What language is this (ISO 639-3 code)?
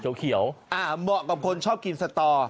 tha